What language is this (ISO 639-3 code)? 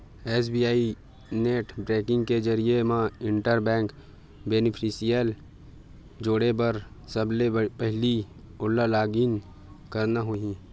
hne